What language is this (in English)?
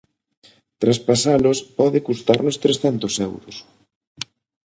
Galician